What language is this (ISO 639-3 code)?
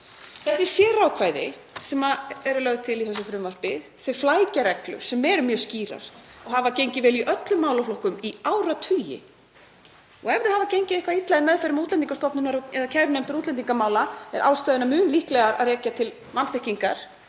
isl